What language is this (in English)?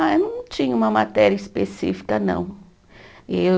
Portuguese